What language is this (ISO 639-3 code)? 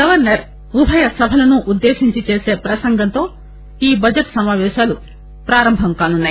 tel